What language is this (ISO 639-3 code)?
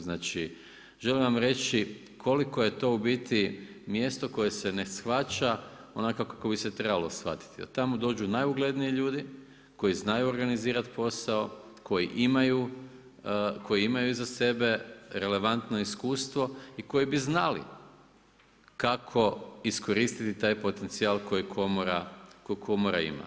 hrv